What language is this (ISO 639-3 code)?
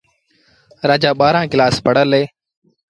sbn